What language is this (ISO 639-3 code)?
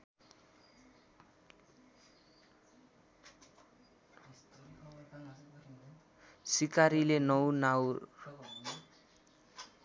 nep